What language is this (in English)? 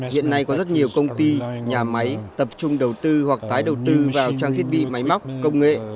Vietnamese